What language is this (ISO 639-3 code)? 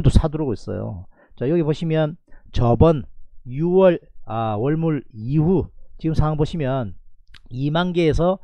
kor